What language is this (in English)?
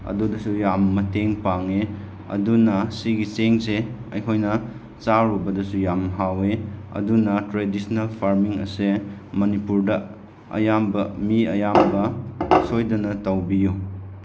Manipuri